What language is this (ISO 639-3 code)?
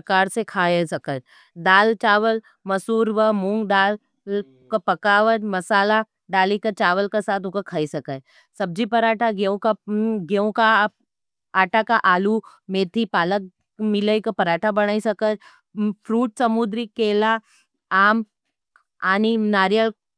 noe